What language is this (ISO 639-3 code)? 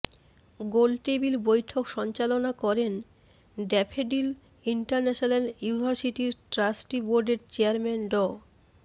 ben